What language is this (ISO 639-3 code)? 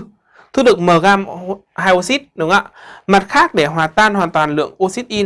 vie